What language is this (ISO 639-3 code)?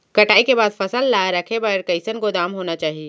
hne